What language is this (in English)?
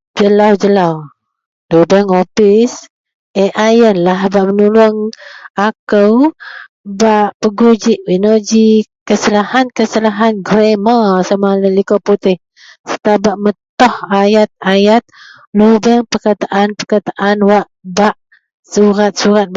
Central Melanau